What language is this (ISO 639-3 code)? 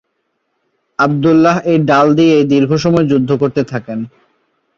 ben